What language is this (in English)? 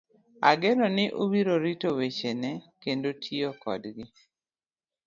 Luo (Kenya and Tanzania)